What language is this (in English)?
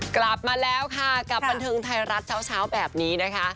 Thai